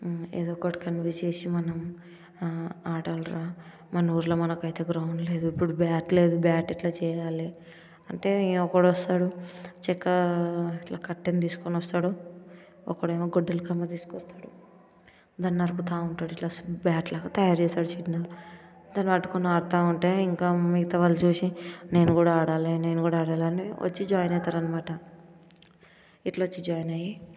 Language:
Telugu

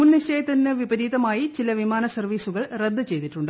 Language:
Malayalam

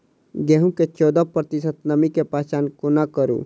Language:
Maithili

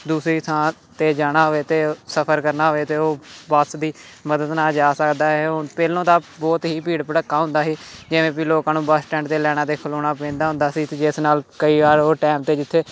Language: Punjabi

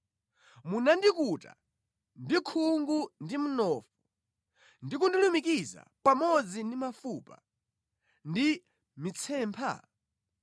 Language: Nyanja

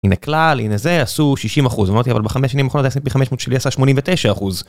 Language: Hebrew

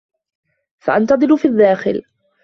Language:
Arabic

